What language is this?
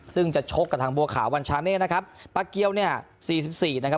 Thai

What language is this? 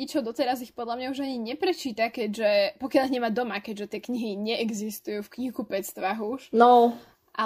Slovak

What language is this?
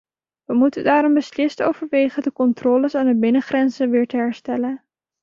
Dutch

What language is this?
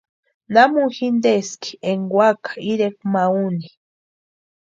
Western Highland Purepecha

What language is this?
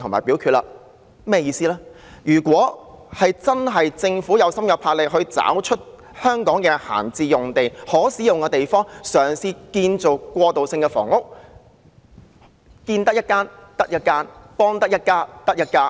Cantonese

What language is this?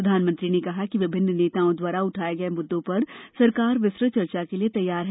Hindi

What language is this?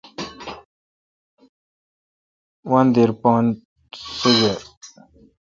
Kalkoti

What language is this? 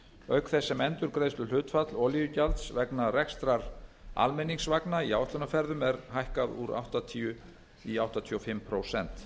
Icelandic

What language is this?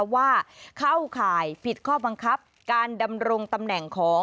Thai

